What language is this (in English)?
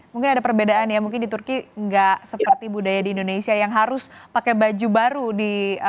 Indonesian